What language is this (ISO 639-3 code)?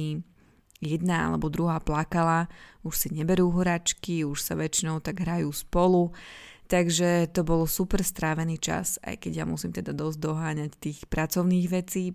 slk